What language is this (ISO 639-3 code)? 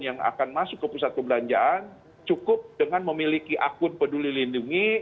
ind